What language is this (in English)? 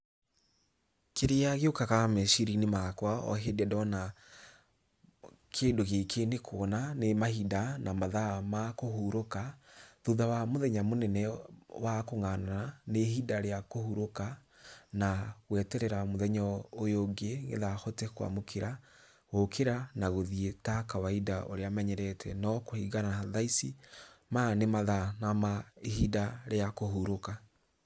Kikuyu